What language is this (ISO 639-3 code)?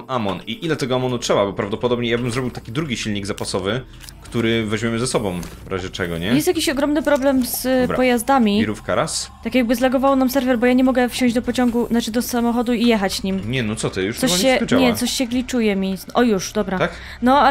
pol